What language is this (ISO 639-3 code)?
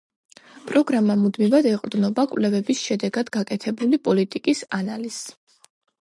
kat